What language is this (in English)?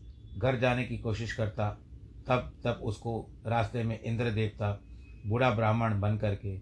Hindi